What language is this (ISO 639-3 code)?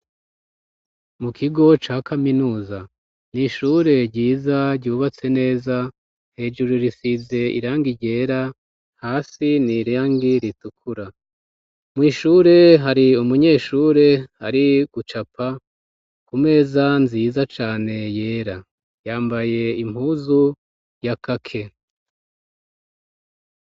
run